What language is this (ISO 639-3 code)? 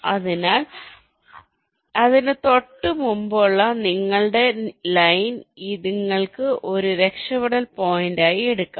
mal